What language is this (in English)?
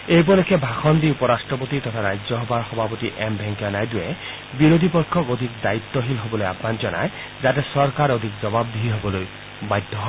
Assamese